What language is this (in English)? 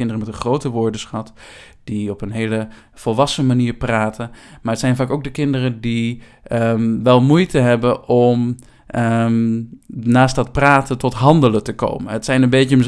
Dutch